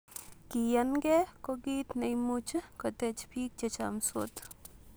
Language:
Kalenjin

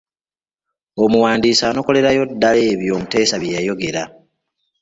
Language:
Ganda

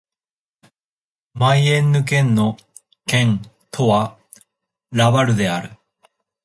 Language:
Japanese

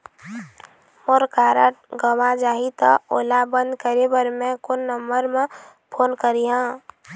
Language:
Chhattisgarhi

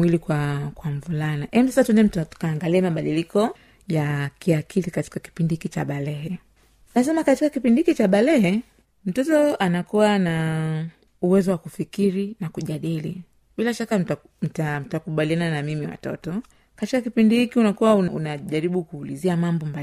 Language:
Swahili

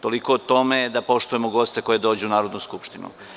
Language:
Serbian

